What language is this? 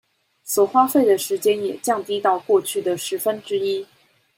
Chinese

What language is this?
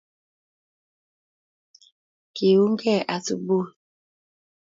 Kalenjin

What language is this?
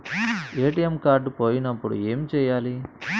Telugu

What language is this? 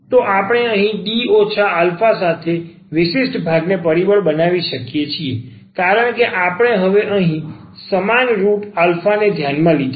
Gujarati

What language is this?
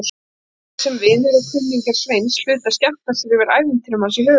Icelandic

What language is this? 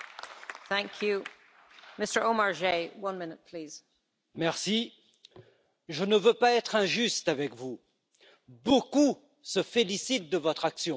German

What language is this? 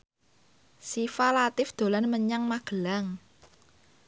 Javanese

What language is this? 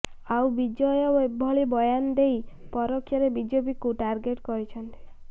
Odia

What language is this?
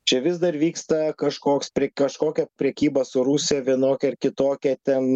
Lithuanian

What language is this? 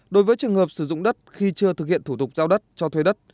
Vietnamese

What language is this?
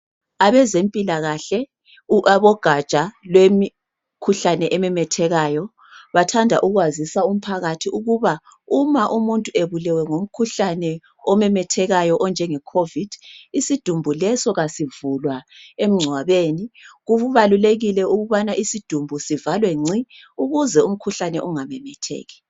North Ndebele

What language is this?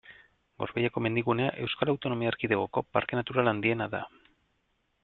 Basque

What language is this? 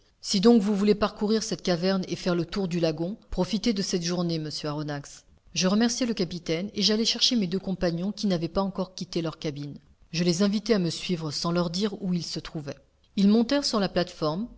French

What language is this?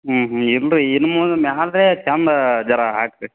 Kannada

